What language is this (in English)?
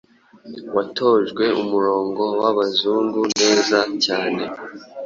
Kinyarwanda